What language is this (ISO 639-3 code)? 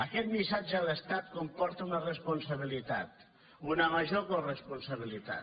cat